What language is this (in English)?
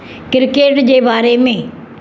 Sindhi